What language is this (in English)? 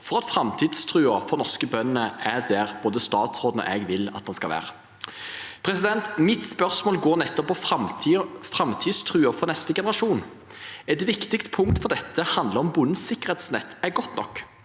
Norwegian